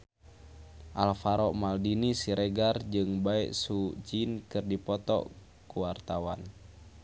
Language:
Sundanese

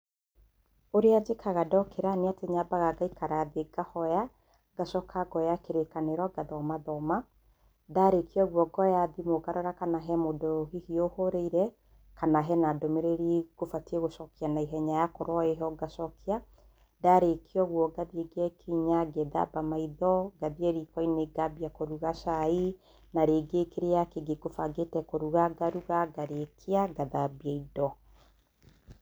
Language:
Kikuyu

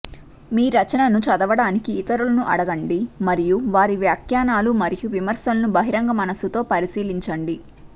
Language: Telugu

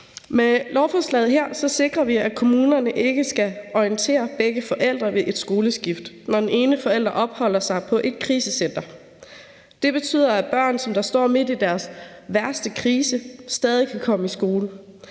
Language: Danish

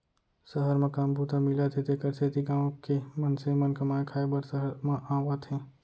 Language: Chhattisgarhi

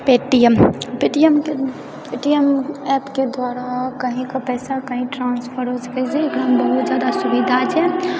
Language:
Maithili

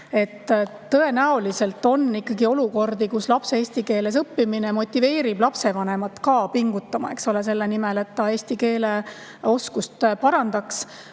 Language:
Estonian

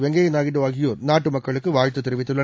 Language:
Tamil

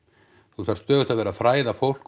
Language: Icelandic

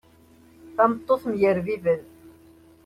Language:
Kabyle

